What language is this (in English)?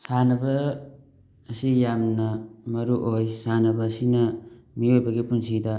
Manipuri